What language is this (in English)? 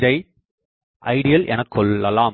Tamil